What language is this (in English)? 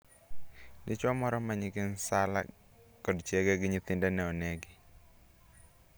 Luo (Kenya and Tanzania)